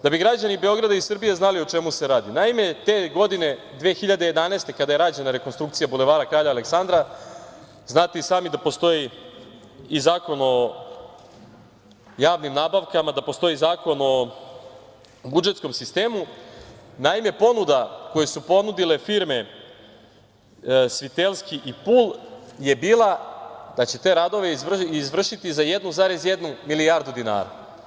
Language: Serbian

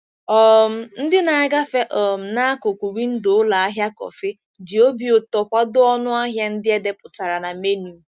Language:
Igbo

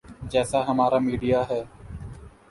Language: Urdu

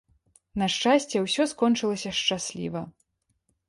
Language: Belarusian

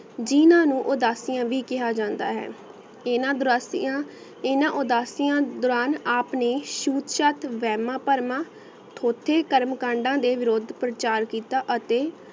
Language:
Punjabi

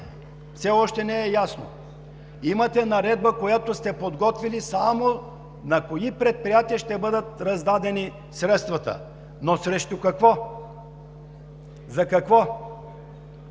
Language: Bulgarian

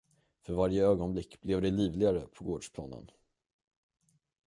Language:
Swedish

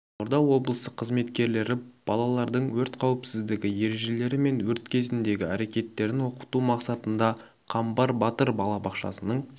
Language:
Kazakh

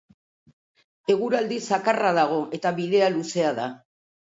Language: Basque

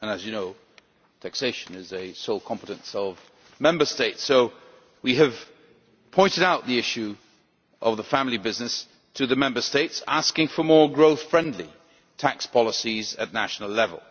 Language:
English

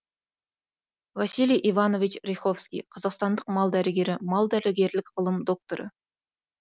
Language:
Kazakh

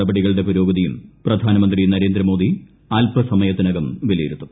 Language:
Malayalam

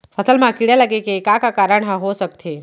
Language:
Chhattisgarhi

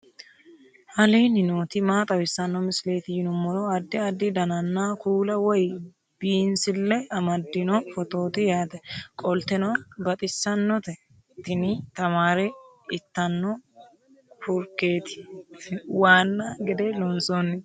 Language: Sidamo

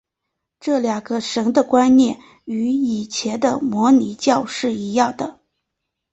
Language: Chinese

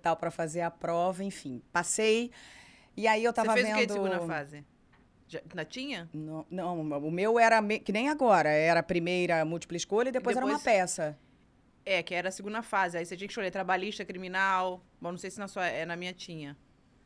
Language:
Portuguese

